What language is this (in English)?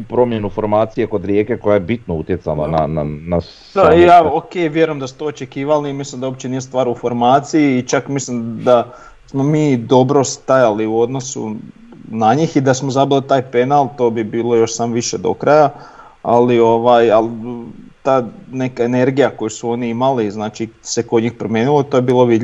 Croatian